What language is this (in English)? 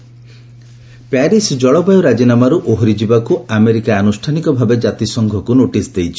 Odia